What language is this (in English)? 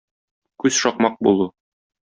Tatar